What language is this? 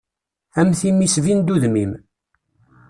Kabyle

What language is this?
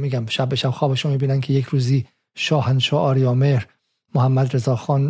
Persian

